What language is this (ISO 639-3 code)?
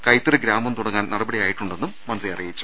mal